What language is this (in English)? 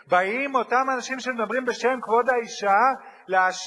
Hebrew